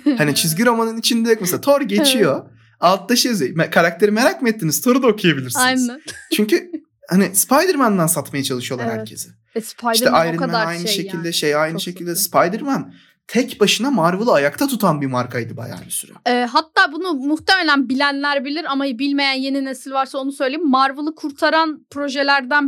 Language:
Turkish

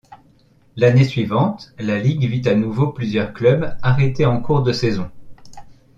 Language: French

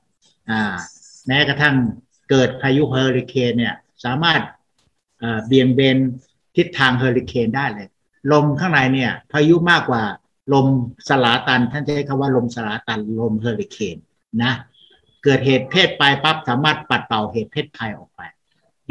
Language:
Thai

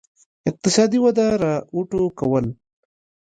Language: Pashto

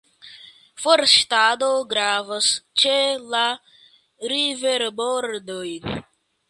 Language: Esperanto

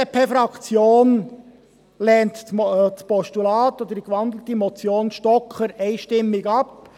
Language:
Swiss German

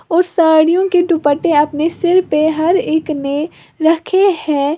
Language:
Hindi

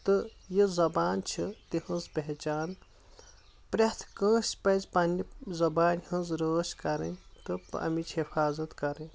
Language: Kashmiri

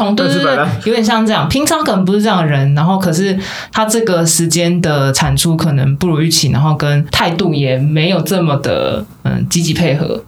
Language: Chinese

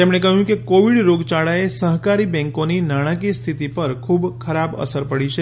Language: Gujarati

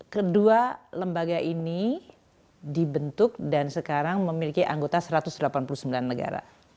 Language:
Indonesian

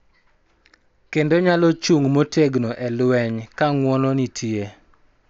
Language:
Luo (Kenya and Tanzania)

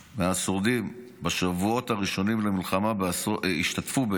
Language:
Hebrew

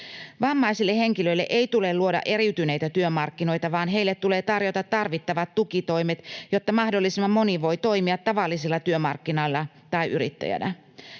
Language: Finnish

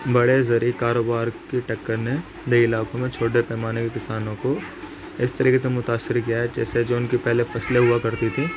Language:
Urdu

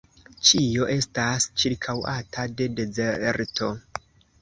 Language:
Esperanto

